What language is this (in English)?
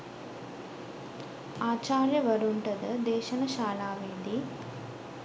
Sinhala